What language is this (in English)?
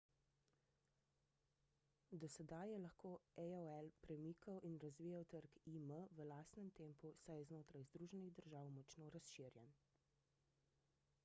Slovenian